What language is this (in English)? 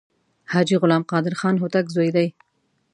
Pashto